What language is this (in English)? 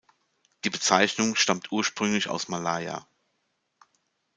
German